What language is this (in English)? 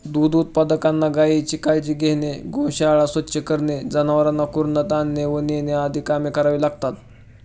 Marathi